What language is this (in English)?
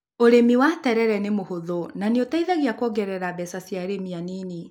Kikuyu